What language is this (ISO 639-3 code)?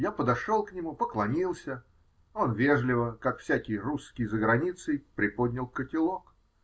rus